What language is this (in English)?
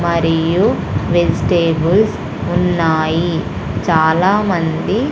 Telugu